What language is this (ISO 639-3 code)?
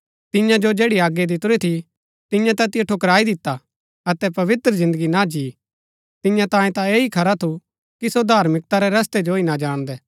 gbk